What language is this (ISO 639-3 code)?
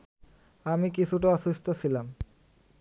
ben